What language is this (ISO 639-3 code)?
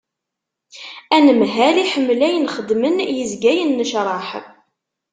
kab